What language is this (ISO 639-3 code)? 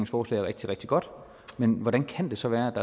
dan